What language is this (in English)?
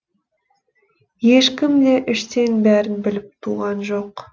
Kazakh